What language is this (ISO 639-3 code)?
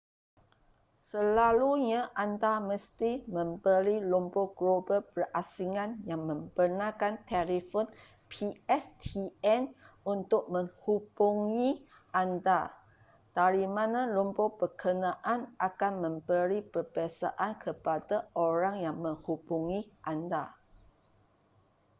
msa